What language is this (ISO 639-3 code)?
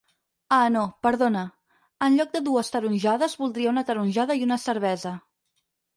cat